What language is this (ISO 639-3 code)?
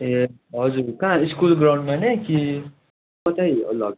nep